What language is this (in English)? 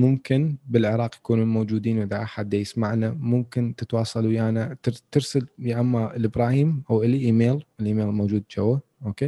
Arabic